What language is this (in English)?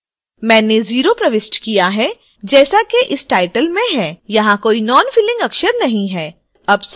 Hindi